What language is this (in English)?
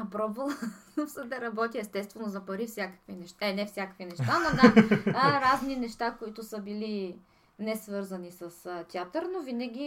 Bulgarian